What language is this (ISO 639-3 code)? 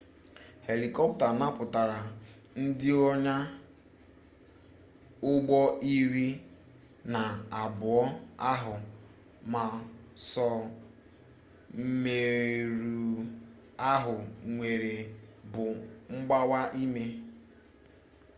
ibo